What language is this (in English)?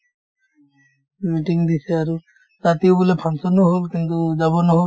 Assamese